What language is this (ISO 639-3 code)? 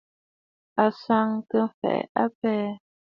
bfd